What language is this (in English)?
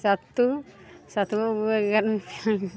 Maithili